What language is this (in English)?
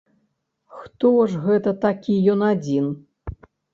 Belarusian